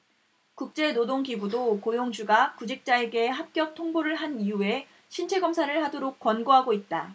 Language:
Korean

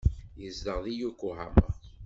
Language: Kabyle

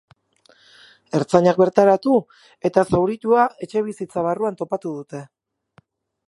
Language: Basque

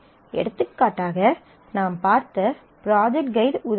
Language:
Tamil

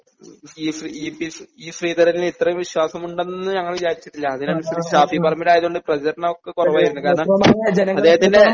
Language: Malayalam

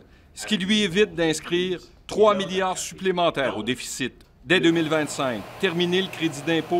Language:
French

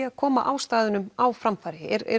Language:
Icelandic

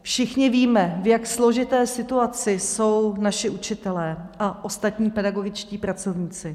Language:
Czech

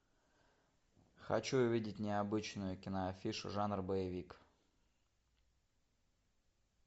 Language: Russian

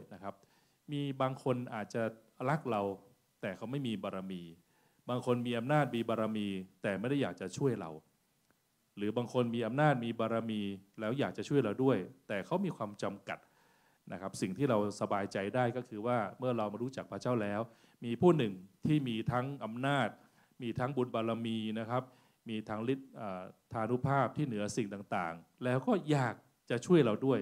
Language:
Thai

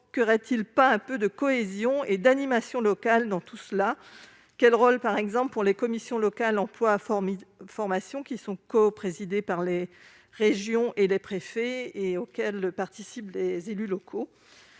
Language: French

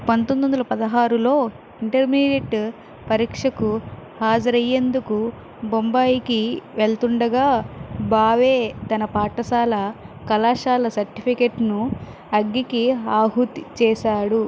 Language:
Telugu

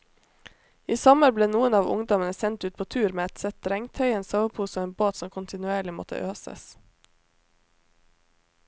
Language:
Norwegian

